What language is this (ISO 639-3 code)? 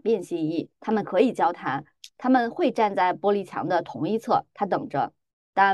zho